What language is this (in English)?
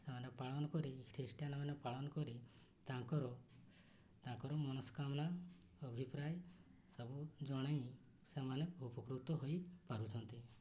Odia